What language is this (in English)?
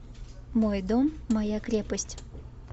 Russian